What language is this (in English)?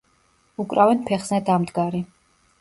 Georgian